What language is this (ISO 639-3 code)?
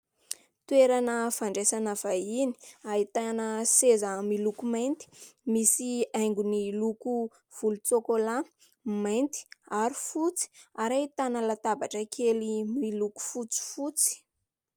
mlg